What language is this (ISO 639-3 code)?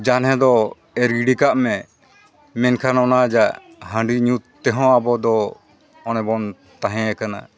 sat